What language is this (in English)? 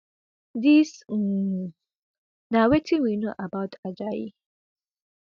Nigerian Pidgin